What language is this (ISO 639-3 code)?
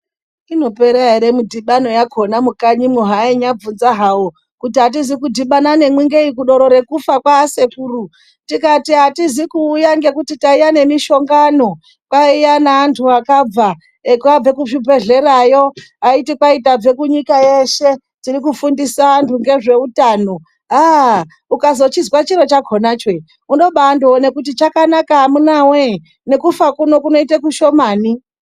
ndc